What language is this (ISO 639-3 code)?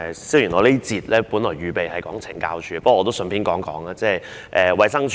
yue